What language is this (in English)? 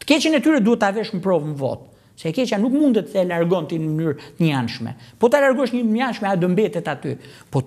Romanian